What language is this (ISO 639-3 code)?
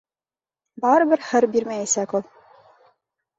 bak